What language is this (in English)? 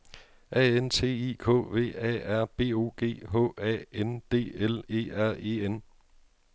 Danish